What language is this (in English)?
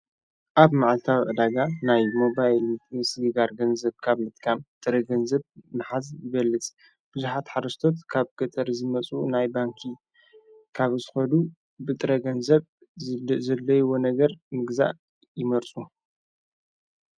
Tigrinya